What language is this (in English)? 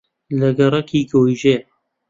Central Kurdish